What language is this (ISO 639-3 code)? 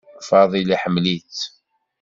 kab